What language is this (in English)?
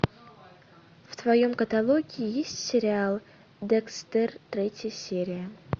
Russian